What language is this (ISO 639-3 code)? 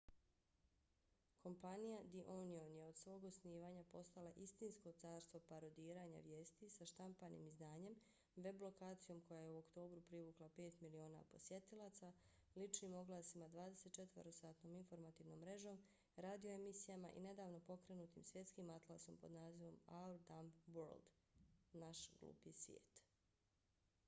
bos